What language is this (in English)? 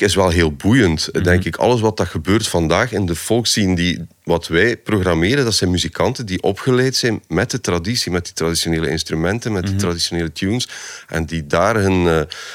Dutch